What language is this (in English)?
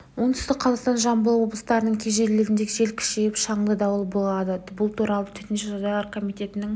Kazakh